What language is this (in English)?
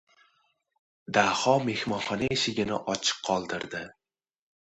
Uzbek